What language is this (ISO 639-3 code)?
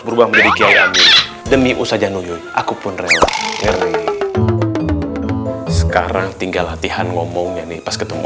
ind